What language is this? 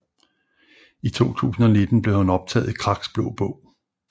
Danish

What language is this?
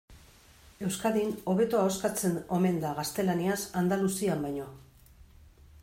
Basque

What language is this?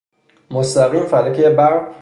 Persian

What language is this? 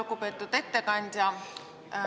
Estonian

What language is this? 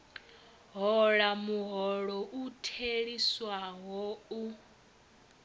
Venda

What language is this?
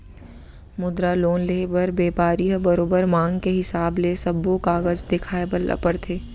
Chhattisgarhi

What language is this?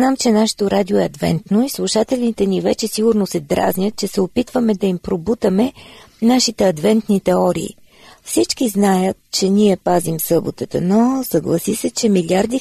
Bulgarian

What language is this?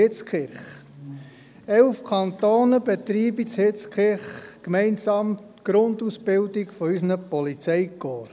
Swiss German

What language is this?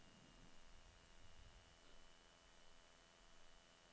Danish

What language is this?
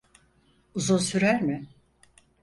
Turkish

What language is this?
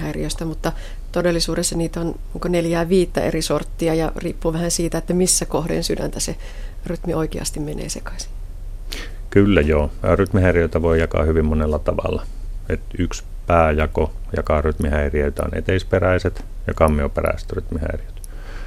Finnish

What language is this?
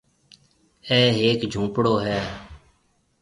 Marwari (Pakistan)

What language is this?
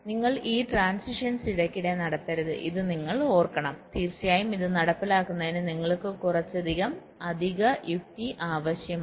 Malayalam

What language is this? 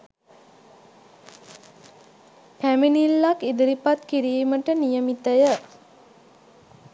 Sinhala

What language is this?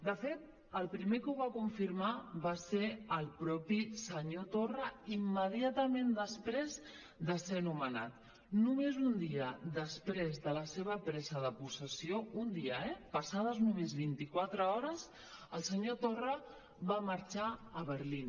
Catalan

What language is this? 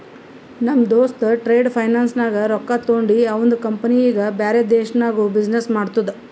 Kannada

